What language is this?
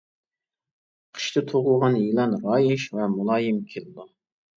Uyghur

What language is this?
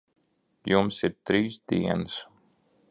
Latvian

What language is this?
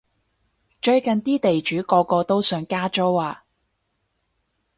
Cantonese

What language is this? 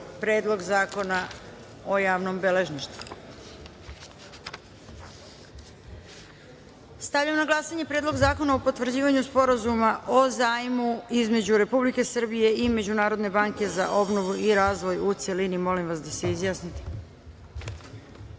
Serbian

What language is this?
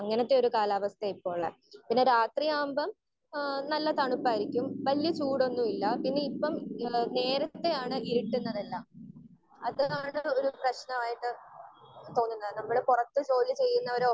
Malayalam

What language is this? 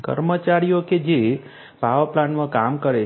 Gujarati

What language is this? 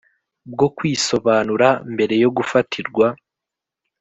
Kinyarwanda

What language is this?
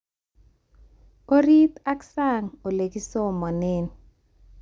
Kalenjin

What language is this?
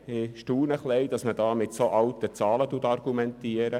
Swiss German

